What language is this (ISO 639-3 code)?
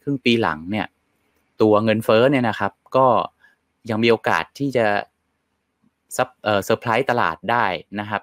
tha